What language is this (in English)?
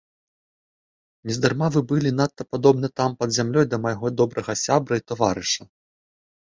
Belarusian